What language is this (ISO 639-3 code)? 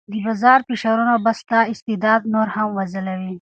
pus